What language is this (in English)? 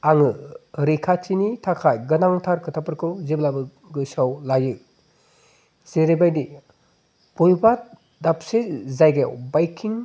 Bodo